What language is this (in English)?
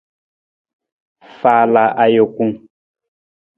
Nawdm